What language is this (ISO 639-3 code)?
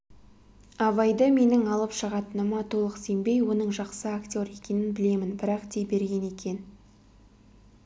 kaz